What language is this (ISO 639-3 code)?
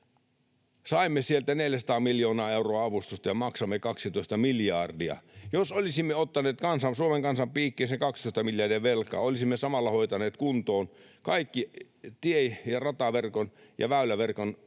fin